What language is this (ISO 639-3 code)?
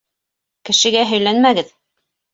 bak